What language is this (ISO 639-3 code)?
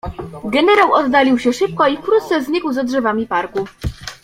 pol